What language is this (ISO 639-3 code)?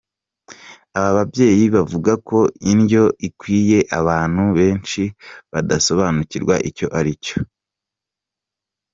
kin